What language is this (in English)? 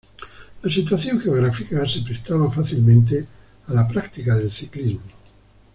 Spanish